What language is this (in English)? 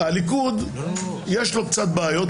Hebrew